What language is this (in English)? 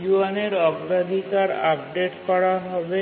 Bangla